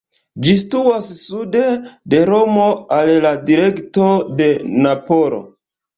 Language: Esperanto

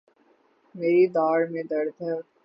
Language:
Urdu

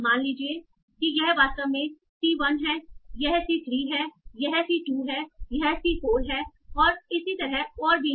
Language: Hindi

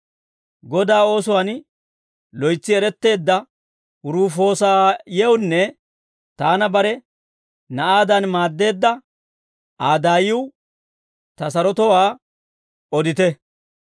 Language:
Dawro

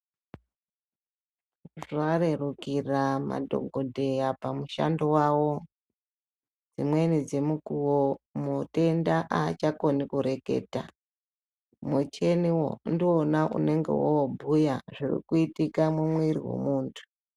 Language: Ndau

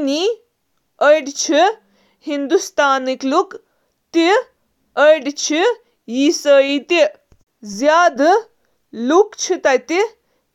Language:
Kashmiri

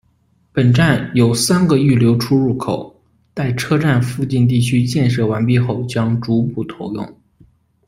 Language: Chinese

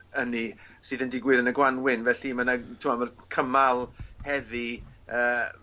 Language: Welsh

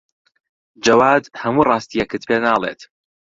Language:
Central Kurdish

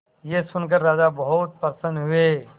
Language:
Hindi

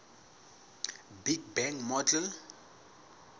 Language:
Southern Sotho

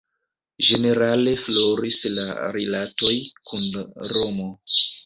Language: Esperanto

